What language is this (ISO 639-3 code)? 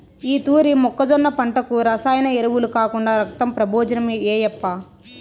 tel